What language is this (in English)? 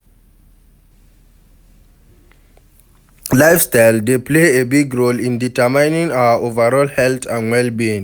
Nigerian Pidgin